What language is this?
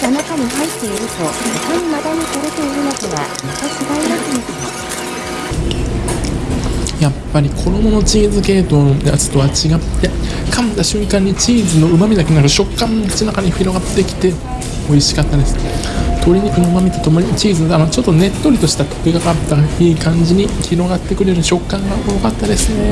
Japanese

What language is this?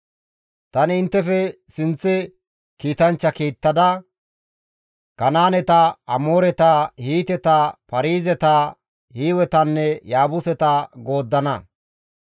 Gamo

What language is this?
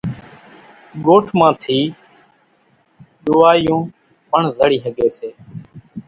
Kachi Koli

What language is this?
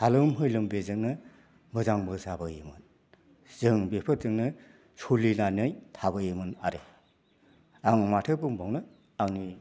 Bodo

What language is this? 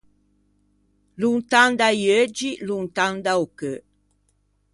Ligurian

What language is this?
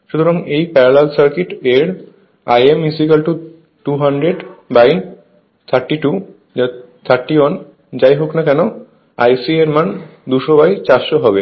Bangla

